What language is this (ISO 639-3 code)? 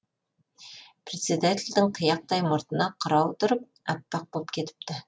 kaz